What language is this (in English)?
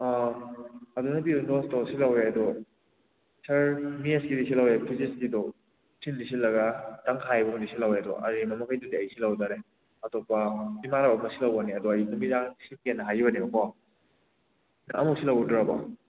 Manipuri